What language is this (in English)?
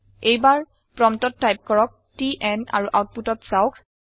Assamese